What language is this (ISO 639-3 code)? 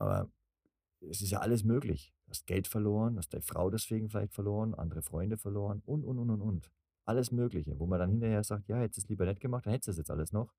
deu